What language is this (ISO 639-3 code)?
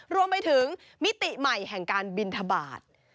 tha